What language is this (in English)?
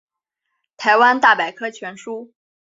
Chinese